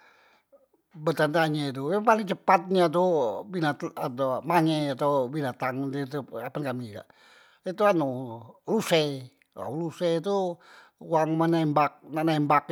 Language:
Musi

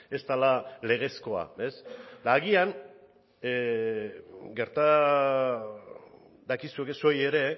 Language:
Basque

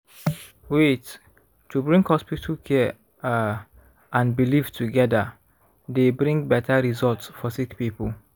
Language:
Nigerian Pidgin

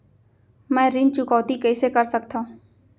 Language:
Chhattisgarhi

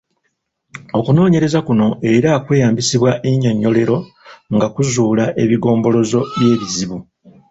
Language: Ganda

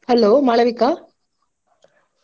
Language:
Kannada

